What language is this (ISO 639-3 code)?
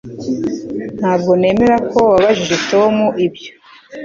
kin